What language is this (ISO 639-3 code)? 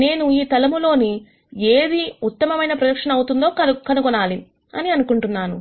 tel